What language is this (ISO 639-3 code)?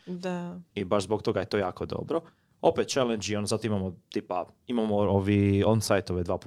hrv